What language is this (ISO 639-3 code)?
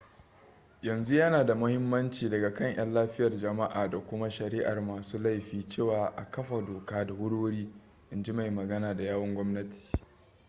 hau